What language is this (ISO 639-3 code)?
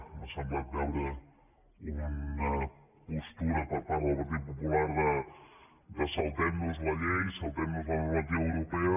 cat